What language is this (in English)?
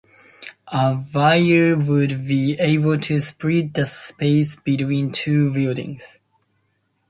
English